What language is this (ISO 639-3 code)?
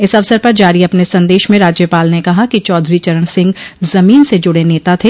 hin